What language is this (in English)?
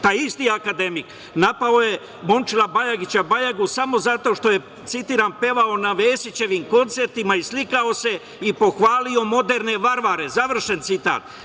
Serbian